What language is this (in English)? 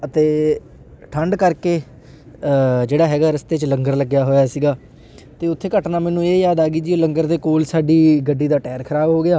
Punjabi